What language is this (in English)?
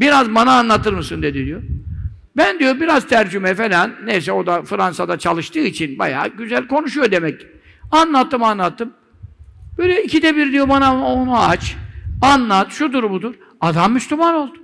Turkish